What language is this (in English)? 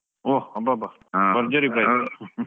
Kannada